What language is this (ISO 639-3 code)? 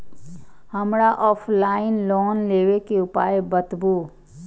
mai